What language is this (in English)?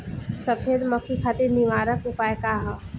Bhojpuri